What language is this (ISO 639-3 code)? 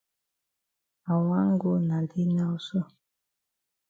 wes